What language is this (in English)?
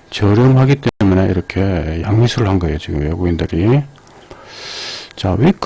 Korean